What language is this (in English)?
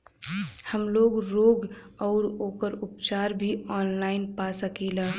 Bhojpuri